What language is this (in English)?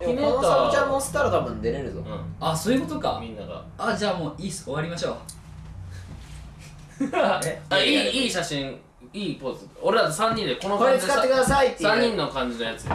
Japanese